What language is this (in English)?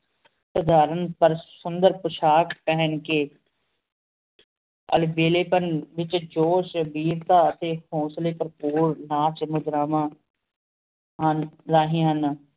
Punjabi